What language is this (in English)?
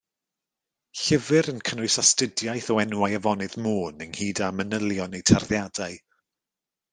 Welsh